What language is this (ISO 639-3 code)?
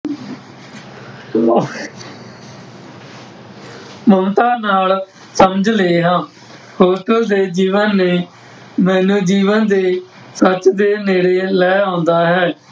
pan